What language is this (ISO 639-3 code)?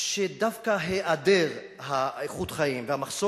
heb